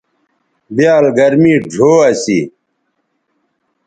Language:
Bateri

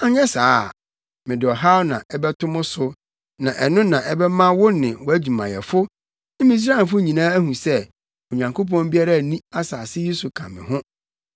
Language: Akan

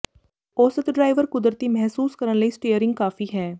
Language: Punjabi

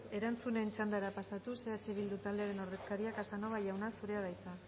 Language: Basque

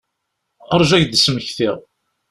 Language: Kabyle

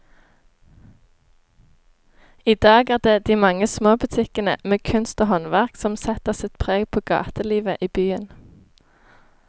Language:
Norwegian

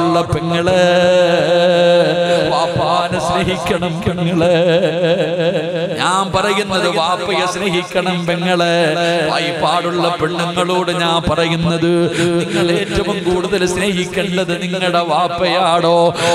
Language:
Malayalam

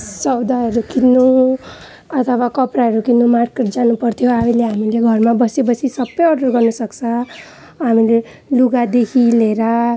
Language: Nepali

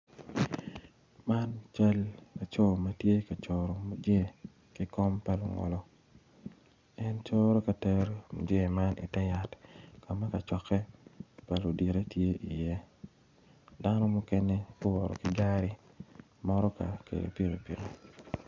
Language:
Acoli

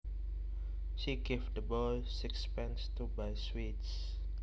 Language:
Javanese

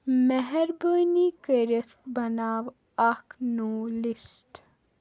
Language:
Kashmiri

